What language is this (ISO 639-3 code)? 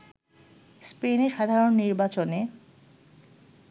ben